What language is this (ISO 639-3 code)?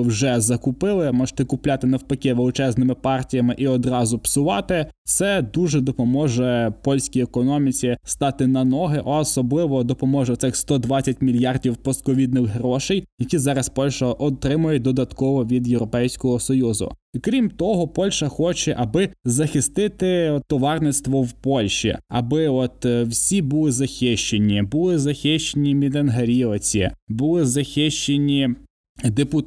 ukr